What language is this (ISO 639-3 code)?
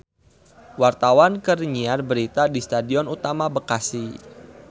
sun